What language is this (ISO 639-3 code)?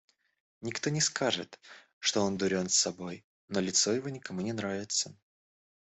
rus